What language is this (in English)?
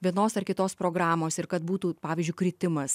Lithuanian